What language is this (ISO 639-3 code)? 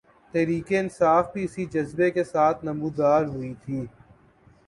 urd